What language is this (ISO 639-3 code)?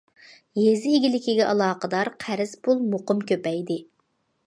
uig